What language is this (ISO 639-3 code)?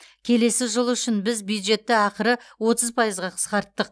kaz